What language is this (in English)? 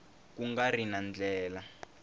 Tsonga